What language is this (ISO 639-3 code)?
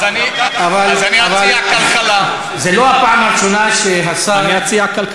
heb